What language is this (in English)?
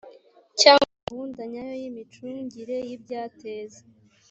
Kinyarwanda